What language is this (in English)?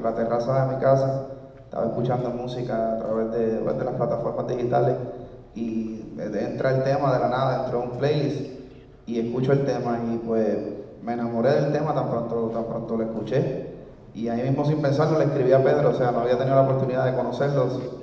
Spanish